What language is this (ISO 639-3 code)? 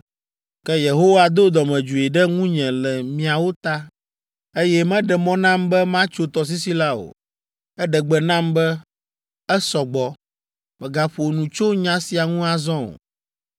ewe